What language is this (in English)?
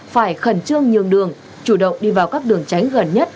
Vietnamese